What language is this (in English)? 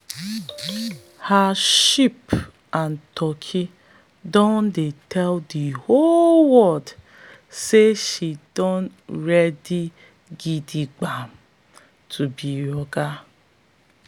Nigerian Pidgin